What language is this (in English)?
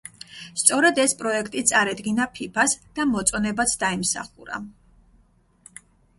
Georgian